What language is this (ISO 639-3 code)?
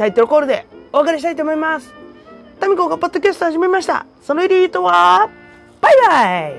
jpn